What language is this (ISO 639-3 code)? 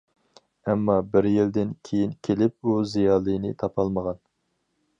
uig